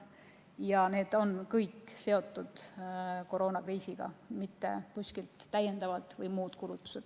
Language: Estonian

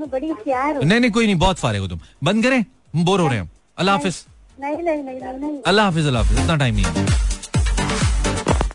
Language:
Hindi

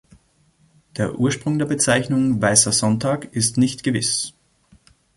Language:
German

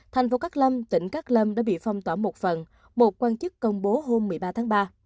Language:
Vietnamese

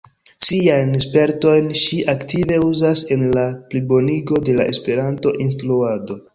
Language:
Esperanto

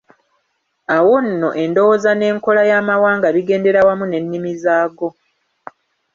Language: Ganda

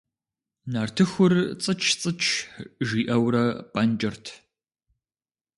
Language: Kabardian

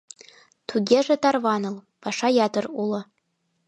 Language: Mari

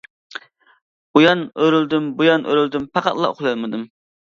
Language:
Uyghur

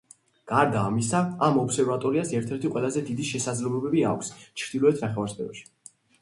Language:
Georgian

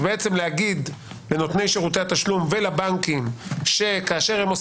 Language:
Hebrew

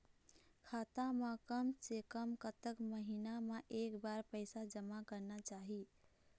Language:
Chhattisgarhi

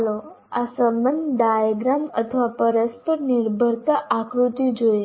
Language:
Gujarati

